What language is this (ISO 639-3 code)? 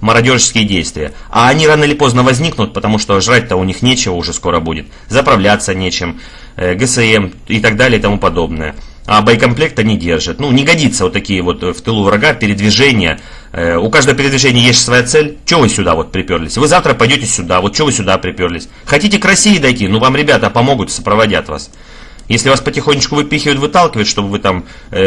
rus